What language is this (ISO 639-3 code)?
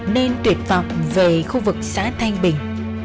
vie